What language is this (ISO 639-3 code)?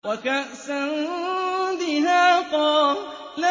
ara